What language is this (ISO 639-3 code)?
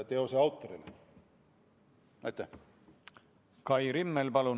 est